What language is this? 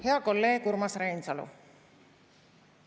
Estonian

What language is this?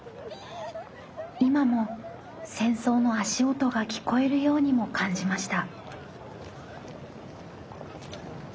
Japanese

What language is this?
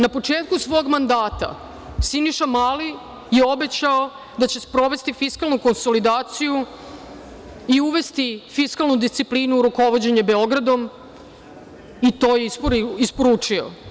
Serbian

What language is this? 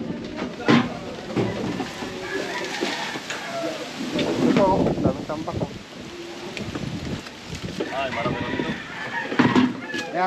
Filipino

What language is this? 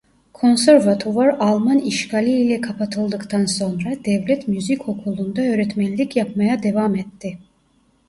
Turkish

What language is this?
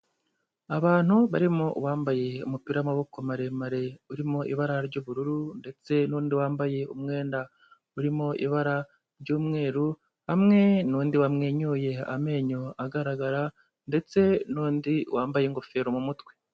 Kinyarwanda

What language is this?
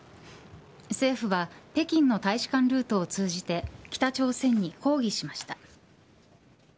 Japanese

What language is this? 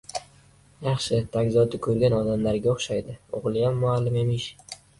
Uzbek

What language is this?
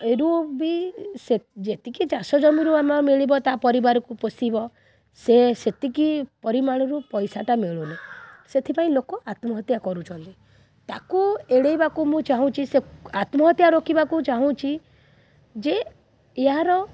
Odia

